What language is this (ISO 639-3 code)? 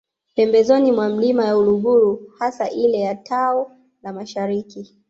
swa